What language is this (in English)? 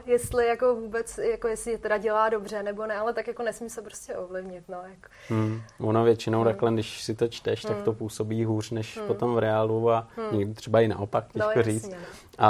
Czech